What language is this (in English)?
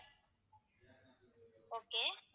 Tamil